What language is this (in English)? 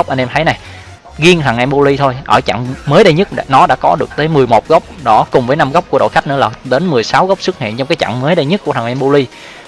Vietnamese